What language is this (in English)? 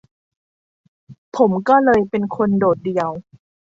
Thai